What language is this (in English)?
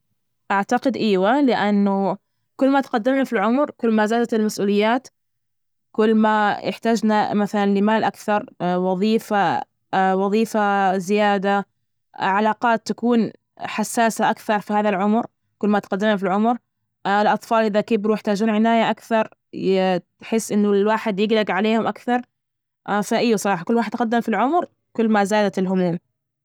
Najdi Arabic